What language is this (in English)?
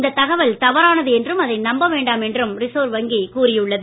Tamil